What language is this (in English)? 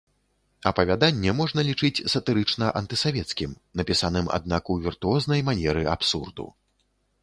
Belarusian